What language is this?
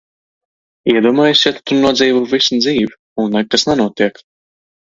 Latvian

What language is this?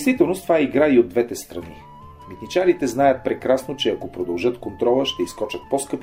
Bulgarian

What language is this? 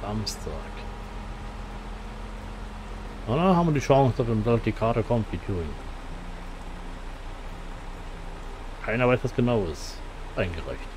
German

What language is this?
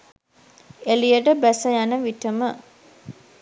Sinhala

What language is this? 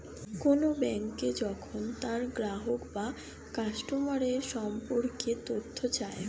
Bangla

